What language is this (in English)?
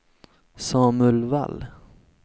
Swedish